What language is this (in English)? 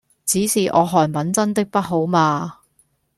Cantonese